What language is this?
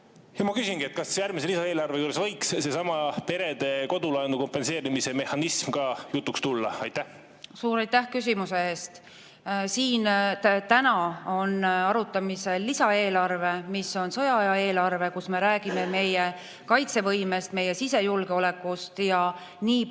Estonian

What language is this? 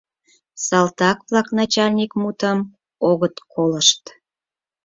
Mari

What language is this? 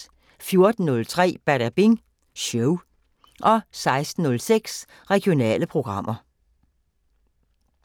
Danish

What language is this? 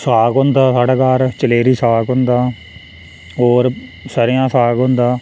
Dogri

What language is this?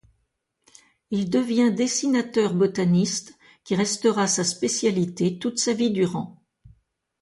French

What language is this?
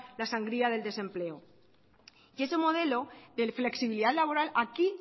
Spanish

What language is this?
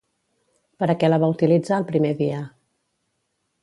Catalan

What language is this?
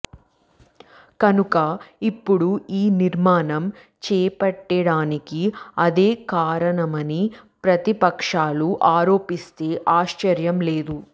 Telugu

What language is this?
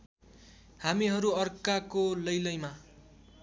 Nepali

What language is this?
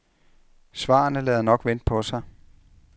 Danish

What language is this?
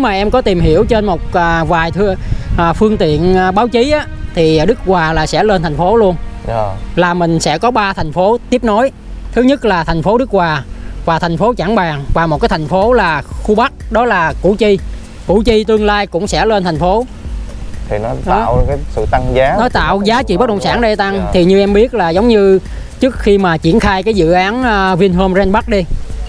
Vietnamese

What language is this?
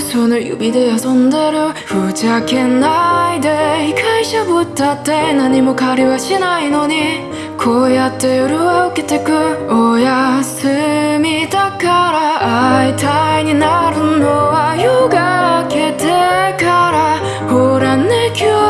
Korean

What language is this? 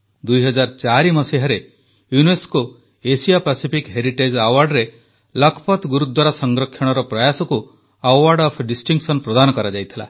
Odia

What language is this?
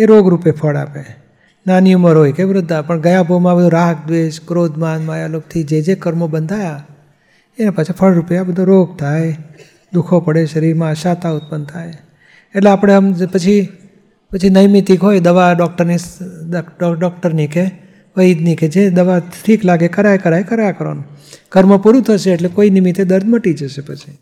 Gujarati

